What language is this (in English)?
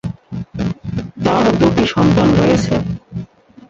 Bangla